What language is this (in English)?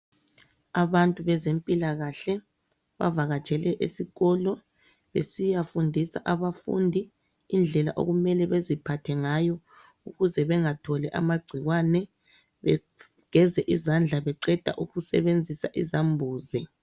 North Ndebele